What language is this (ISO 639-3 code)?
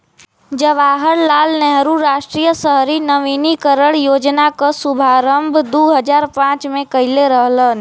bho